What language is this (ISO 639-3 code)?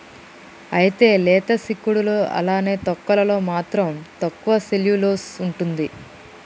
tel